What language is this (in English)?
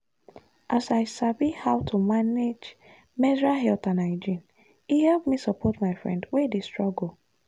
Nigerian Pidgin